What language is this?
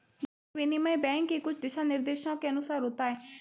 Hindi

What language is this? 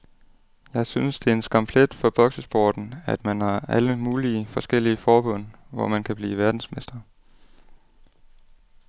Danish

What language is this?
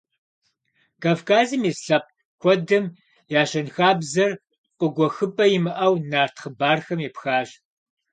Kabardian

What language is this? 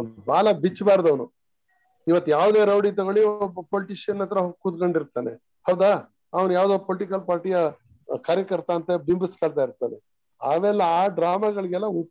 Kannada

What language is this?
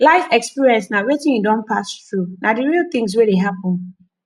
Nigerian Pidgin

